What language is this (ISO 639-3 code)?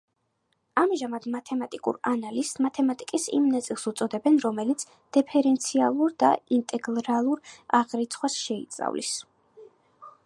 kat